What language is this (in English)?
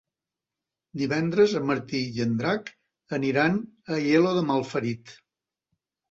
Catalan